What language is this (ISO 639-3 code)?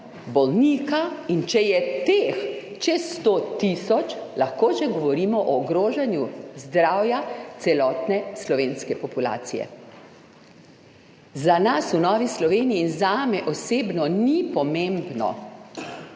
slv